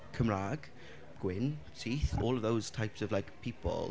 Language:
Welsh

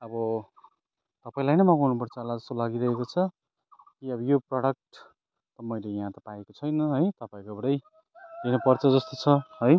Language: Nepali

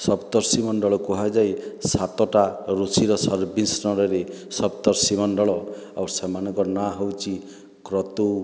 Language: Odia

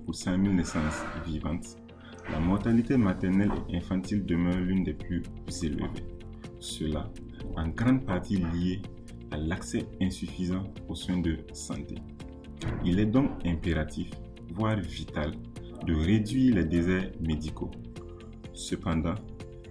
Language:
French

